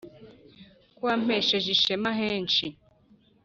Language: Kinyarwanda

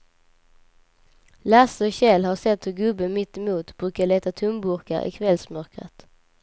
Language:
Swedish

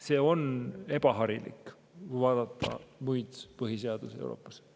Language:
Estonian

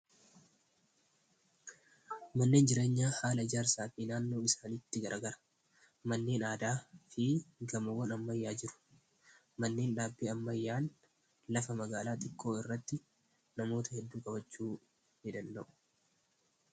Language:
Oromo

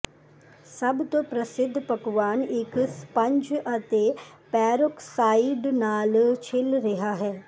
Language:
Punjabi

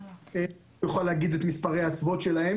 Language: Hebrew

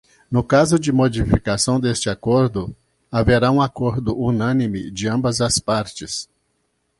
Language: Portuguese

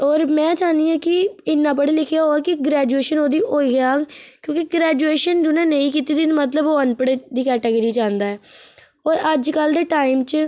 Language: Dogri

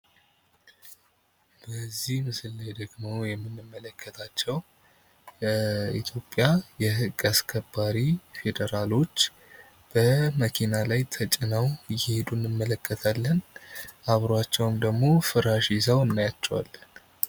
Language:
Amharic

